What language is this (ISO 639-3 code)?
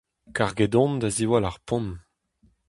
bre